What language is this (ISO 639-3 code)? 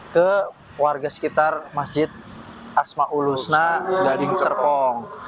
ind